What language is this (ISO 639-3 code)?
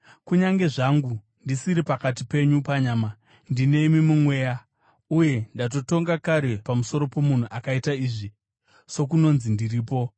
sna